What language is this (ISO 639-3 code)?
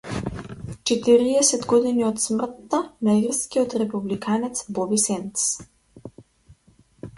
mkd